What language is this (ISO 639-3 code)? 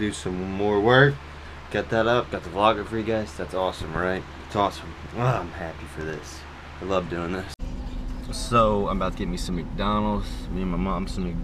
eng